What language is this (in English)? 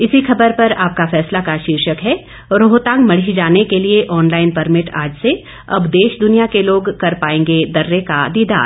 Hindi